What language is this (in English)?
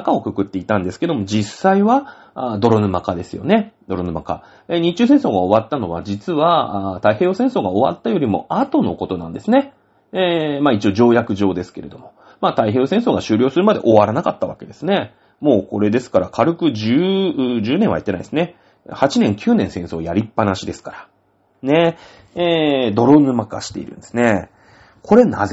Japanese